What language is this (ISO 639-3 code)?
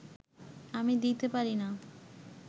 ben